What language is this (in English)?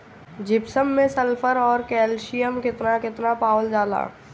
Bhojpuri